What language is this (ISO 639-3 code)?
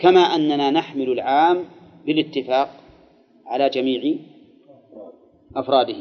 ara